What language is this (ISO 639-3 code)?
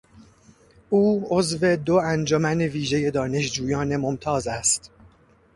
fas